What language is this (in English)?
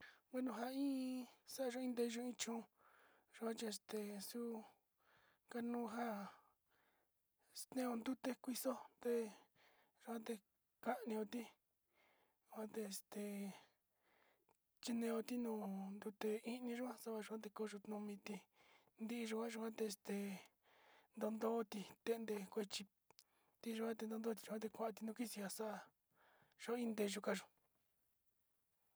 Sinicahua Mixtec